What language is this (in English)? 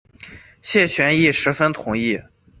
Chinese